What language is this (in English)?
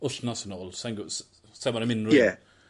Welsh